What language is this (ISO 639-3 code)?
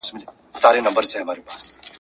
pus